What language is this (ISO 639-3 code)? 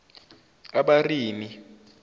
zul